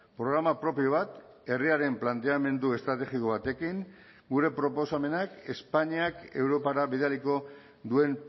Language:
Basque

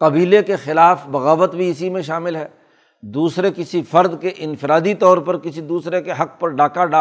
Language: Urdu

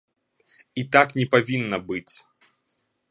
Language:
Belarusian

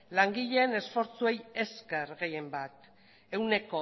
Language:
Basque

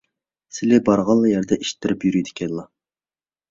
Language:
Uyghur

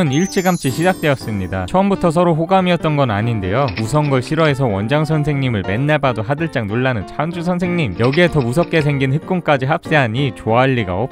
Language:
Korean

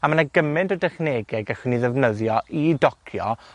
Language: Welsh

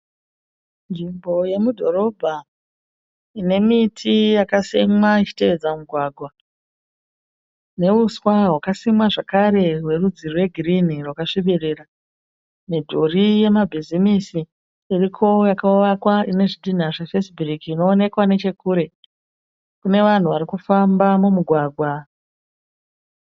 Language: Shona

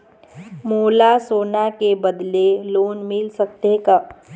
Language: Chhattisgarhi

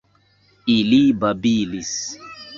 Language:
Esperanto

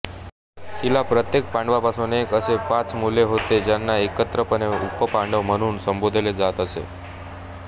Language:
Marathi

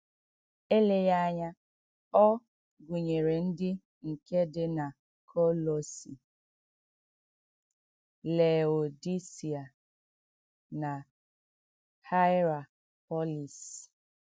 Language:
Igbo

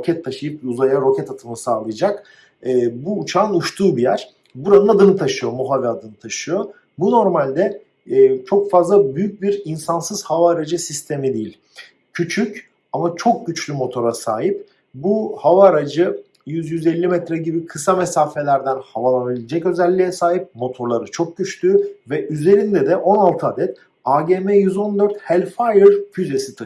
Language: Turkish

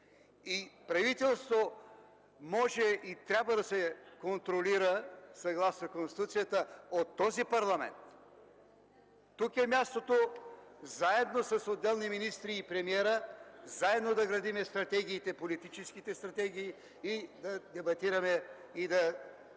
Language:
Bulgarian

